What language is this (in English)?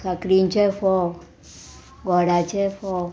Konkani